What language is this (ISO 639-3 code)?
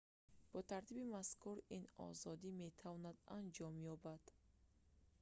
tgk